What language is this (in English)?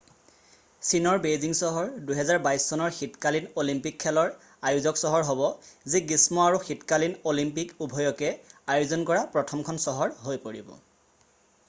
Assamese